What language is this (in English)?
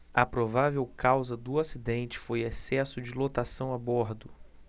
Portuguese